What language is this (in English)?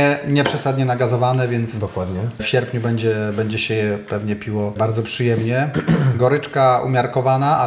Polish